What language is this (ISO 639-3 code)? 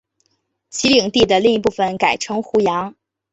zho